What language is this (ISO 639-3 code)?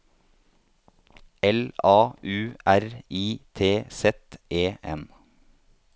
nor